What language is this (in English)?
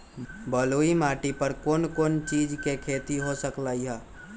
Magahi